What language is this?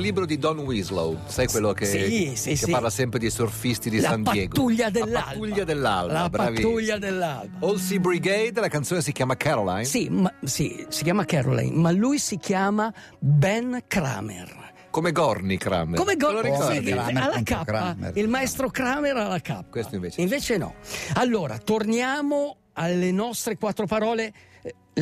Italian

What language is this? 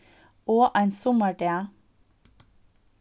Faroese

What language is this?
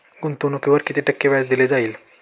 Marathi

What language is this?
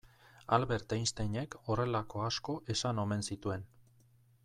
Basque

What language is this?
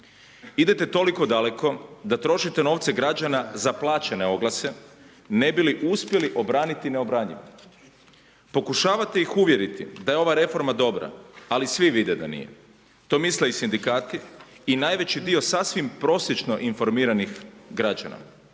Croatian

